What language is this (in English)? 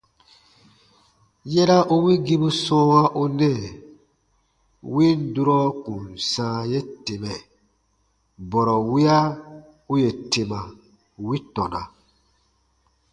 Baatonum